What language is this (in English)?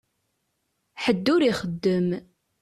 Kabyle